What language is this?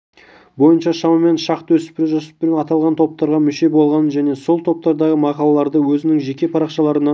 Kazakh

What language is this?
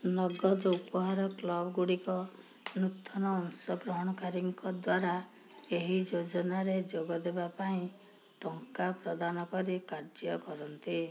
Odia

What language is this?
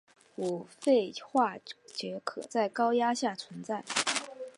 Chinese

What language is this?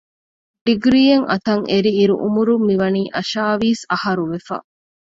Divehi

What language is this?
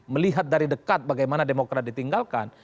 Indonesian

